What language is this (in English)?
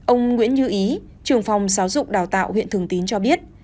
Vietnamese